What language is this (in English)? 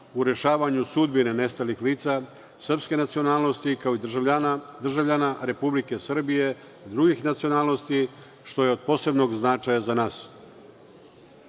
Serbian